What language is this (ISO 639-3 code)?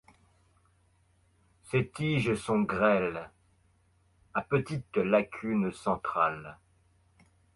fra